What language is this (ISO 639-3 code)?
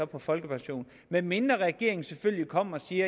dan